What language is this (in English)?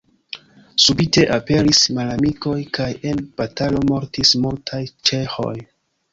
Esperanto